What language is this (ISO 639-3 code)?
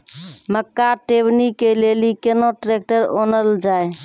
mai